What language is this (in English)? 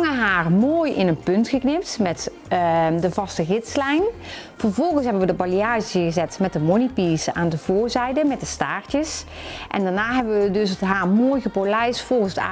Dutch